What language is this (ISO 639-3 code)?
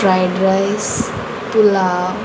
kok